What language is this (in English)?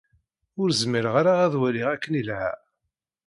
Kabyle